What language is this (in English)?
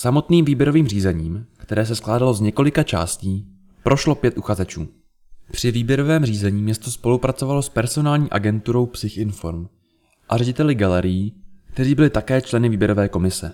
Czech